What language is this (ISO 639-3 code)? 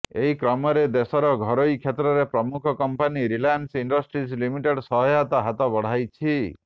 ori